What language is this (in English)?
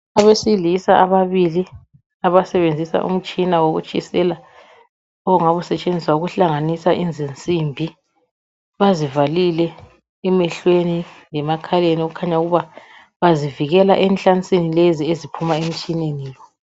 North Ndebele